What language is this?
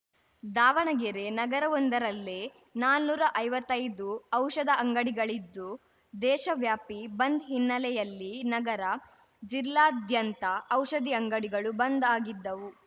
Kannada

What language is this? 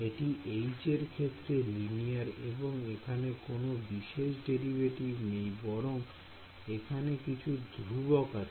Bangla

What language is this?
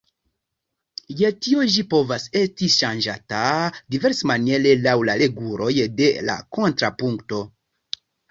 Esperanto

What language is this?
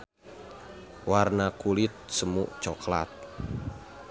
Sundanese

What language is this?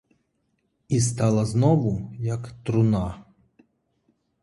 Ukrainian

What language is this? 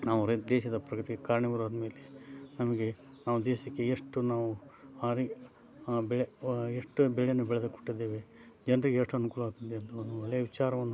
Kannada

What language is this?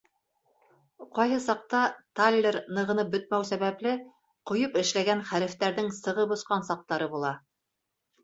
Bashkir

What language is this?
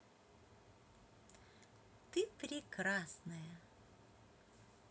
Russian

